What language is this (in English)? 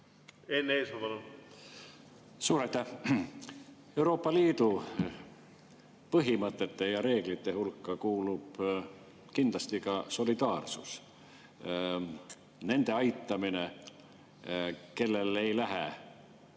Estonian